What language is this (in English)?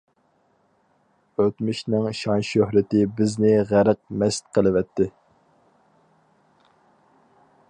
Uyghur